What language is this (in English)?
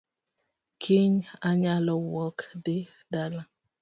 Luo (Kenya and Tanzania)